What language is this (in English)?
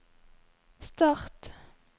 Norwegian